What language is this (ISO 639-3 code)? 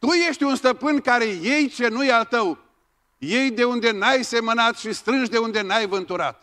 ron